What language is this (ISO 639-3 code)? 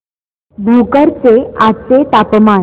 mar